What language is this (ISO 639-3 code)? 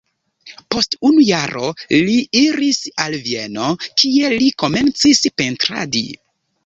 epo